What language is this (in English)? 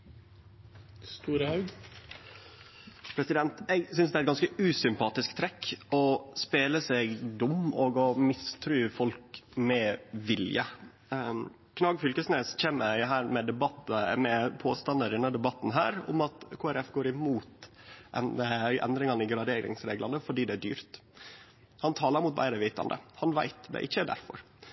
Norwegian Nynorsk